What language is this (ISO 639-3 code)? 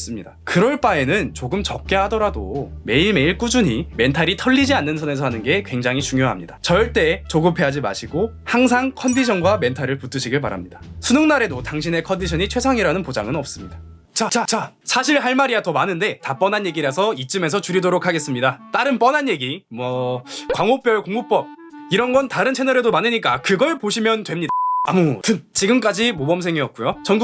kor